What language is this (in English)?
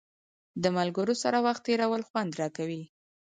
Pashto